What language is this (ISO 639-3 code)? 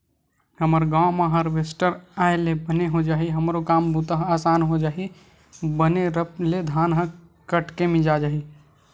hne